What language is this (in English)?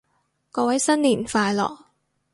Cantonese